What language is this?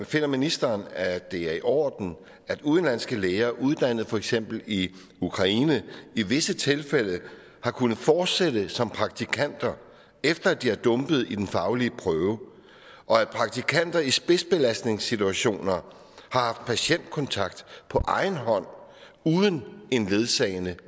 Danish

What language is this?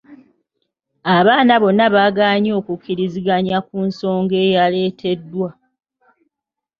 Ganda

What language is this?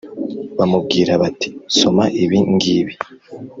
Kinyarwanda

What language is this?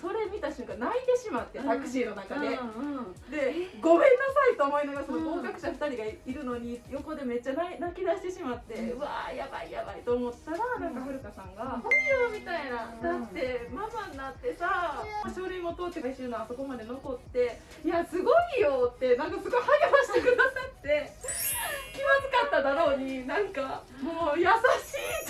Japanese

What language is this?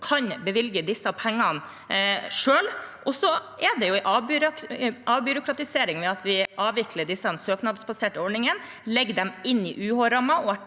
Norwegian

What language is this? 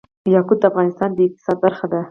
Pashto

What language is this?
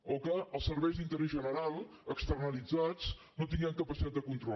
Catalan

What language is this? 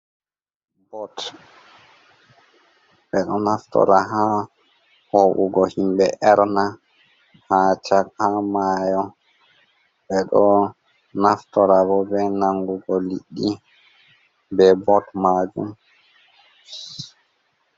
Fula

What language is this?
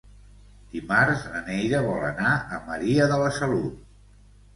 Catalan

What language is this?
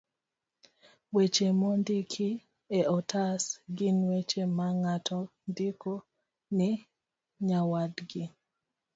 Luo (Kenya and Tanzania)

